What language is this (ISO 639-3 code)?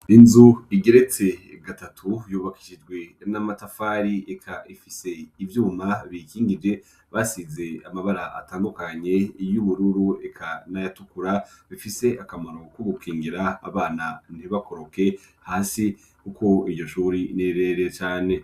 run